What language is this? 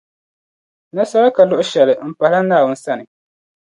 Dagbani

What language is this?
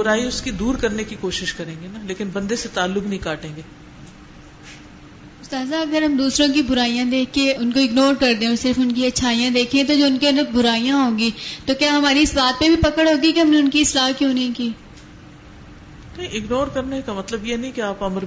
Urdu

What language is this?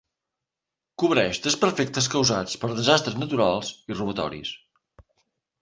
Catalan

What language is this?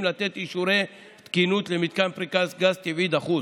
Hebrew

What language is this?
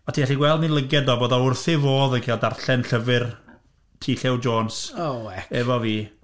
Welsh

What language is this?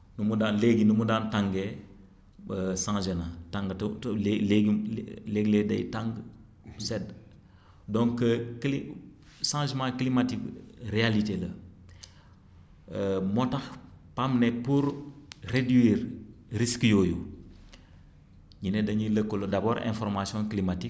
Wolof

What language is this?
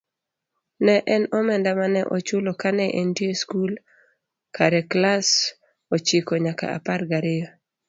Luo (Kenya and Tanzania)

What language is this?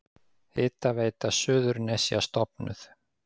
Icelandic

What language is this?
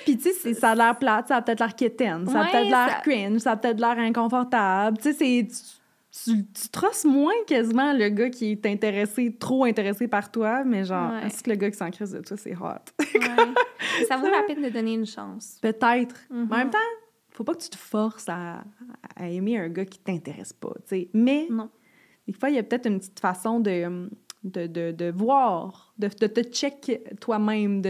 French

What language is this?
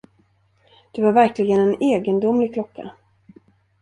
Swedish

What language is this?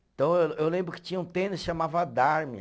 Portuguese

